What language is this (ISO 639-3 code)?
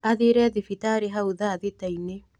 kik